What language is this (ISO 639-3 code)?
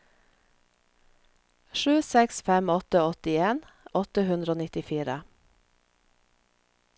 nor